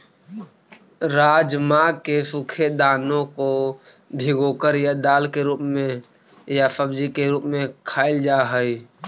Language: Magahi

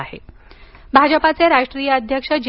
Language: Marathi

